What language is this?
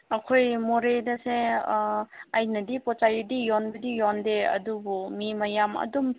Manipuri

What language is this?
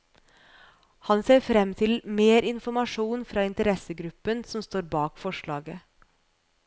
Norwegian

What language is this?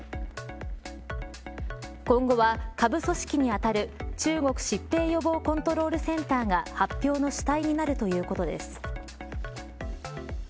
Japanese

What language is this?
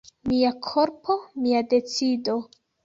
Esperanto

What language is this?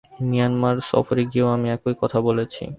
Bangla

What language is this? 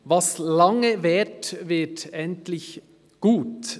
Swiss German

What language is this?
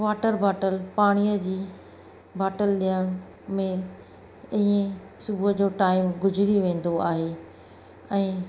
Sindhi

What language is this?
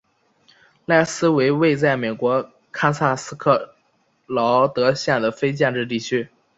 Chinese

